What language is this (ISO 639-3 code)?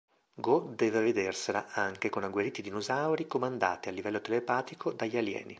ita